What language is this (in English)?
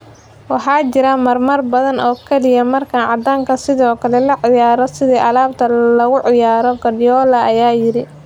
Somali